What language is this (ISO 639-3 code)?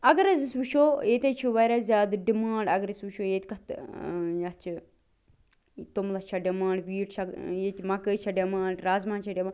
kas